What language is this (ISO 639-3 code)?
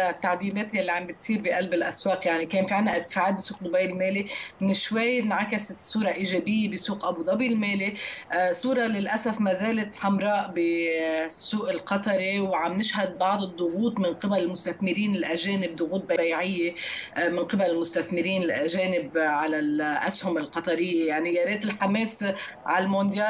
ara